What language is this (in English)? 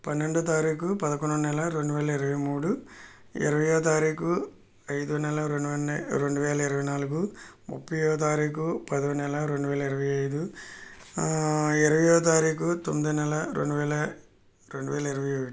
Telugu